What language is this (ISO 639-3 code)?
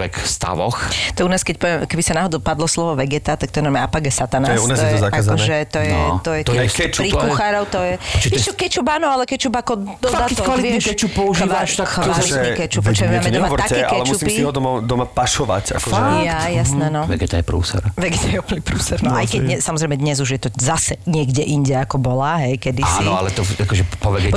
slk